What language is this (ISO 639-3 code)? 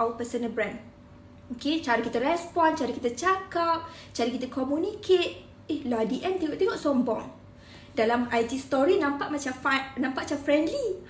msa